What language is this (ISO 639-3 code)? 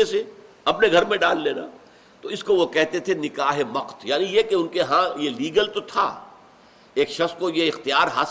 urd